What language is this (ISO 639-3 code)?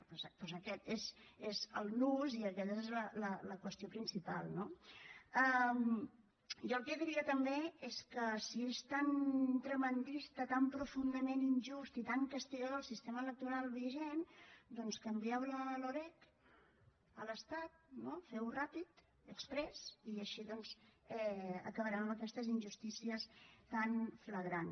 cat